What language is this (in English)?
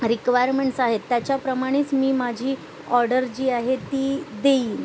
Marathi